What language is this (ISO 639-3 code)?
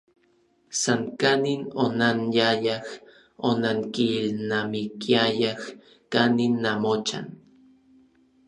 nlv